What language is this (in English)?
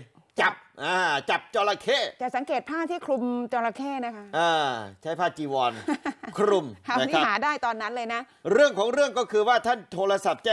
Thai